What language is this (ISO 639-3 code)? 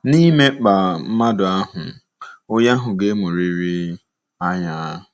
ibo